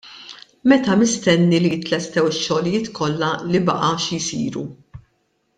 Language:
Maltese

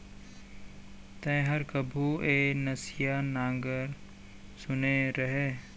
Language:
Chhattisgarhi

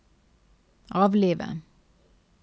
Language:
Norwegian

